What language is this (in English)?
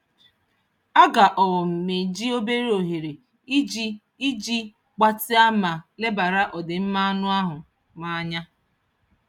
Igbo